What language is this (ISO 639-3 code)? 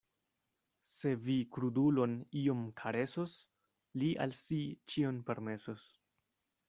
epo